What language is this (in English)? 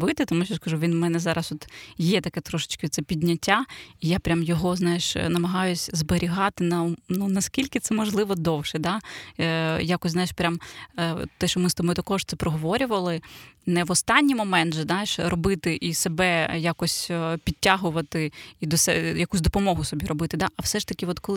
Ukrainian